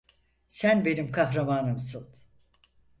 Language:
Turkish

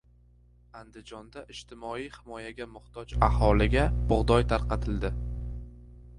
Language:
Uzbek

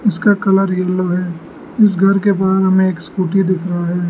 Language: Hindi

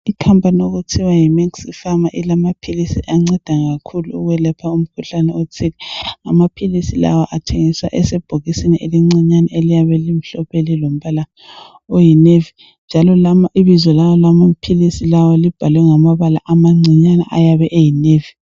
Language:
North Ndebele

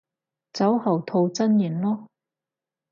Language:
Cantonese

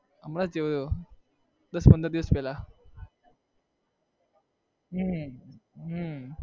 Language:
Gujarati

